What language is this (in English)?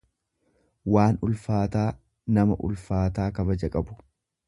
Oromo